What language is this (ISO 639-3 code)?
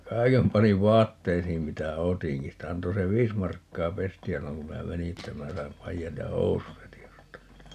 fin